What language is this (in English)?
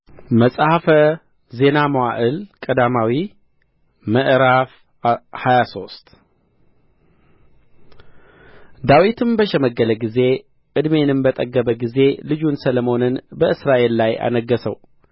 Amharic